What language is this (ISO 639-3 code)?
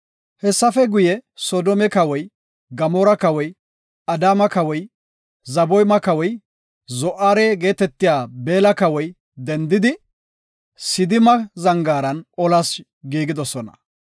gof